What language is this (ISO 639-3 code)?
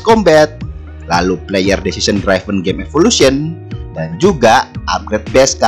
ind